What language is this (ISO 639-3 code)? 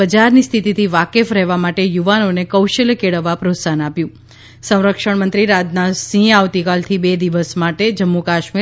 guj